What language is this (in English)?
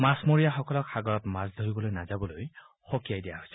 Assamese